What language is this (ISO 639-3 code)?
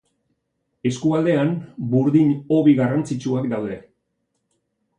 eus